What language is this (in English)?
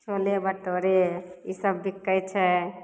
Maithili